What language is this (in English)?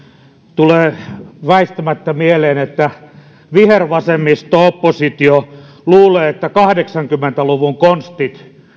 Finnish